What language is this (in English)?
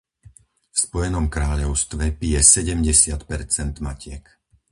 Slovak